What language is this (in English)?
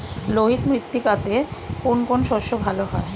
Bangla